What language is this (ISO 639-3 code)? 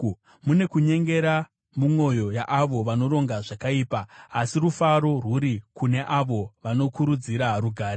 sna